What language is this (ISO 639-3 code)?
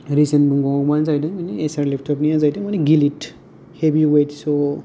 brx